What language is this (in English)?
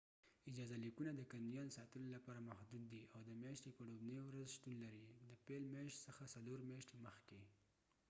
Pashto